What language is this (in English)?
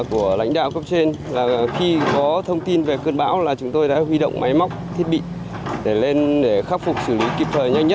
Vietnamese